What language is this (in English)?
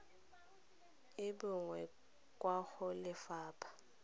Tswana